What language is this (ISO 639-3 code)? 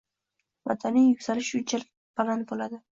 uzb